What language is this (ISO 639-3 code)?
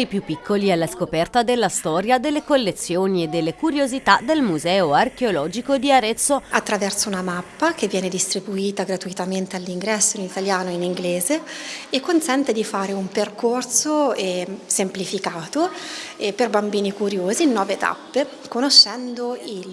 ita